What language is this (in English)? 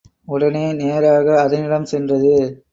Tamil